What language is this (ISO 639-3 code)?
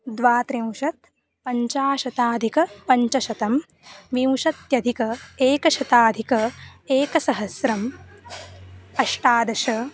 san